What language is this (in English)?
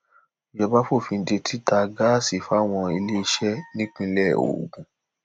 Yoruba